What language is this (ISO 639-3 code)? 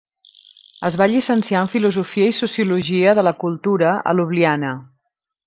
cat